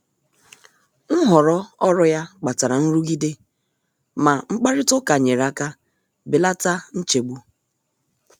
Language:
Igbo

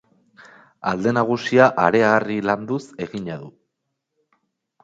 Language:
Basque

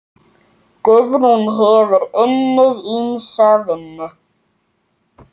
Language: Icelandic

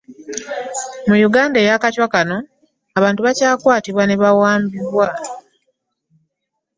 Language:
Ganda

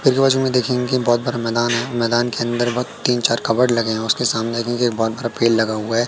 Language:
Hindi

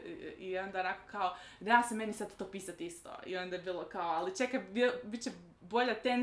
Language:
Croatian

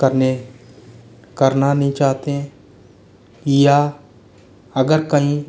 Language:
Hindi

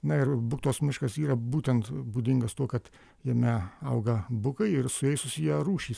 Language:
Lithuanian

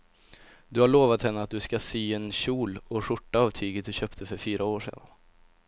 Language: Swedish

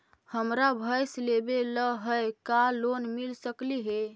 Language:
Magahi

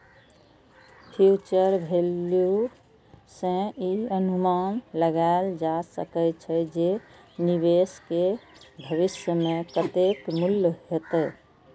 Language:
Maithili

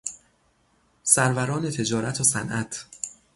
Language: Persian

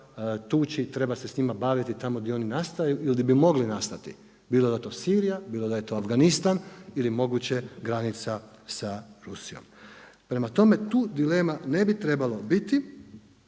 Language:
Croatian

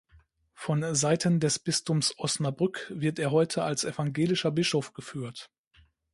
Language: German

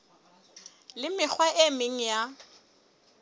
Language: Southern Sotho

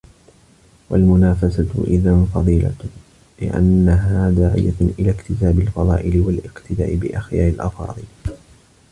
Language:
Arabic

